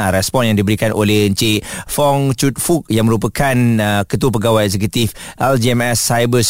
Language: Malay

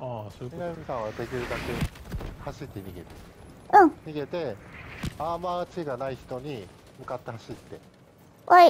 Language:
Japanese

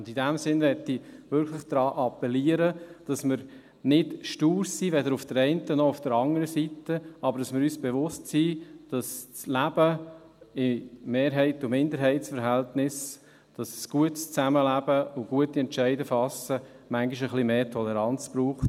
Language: Swiss German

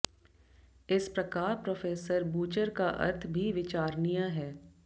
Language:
Hindi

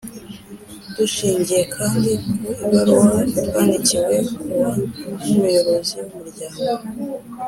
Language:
Kinyarwanda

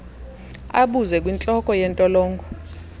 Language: Xhosa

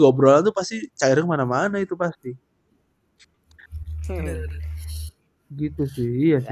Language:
Indonesian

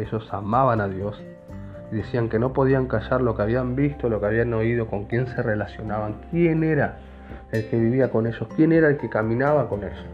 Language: Spanish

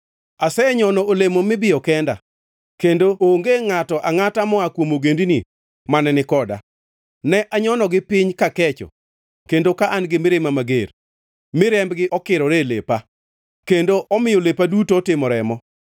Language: Luo (Kenya and Tanzania)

